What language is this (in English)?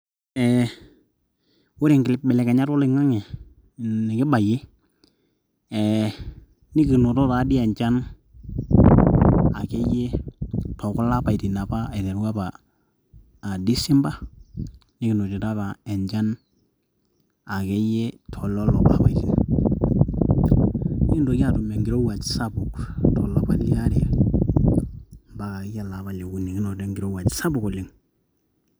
Masai